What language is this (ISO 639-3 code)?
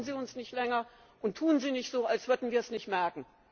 deu